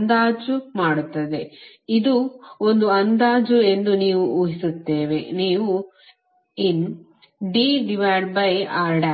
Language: Kannada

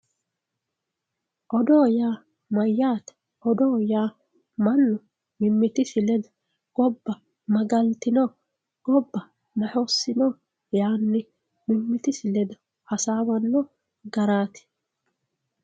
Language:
Sidamo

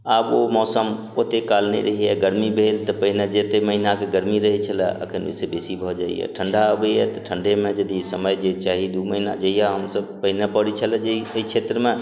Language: Maithili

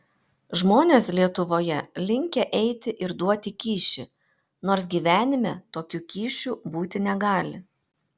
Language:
Lithuanian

